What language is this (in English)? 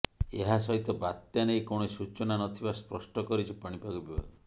Odia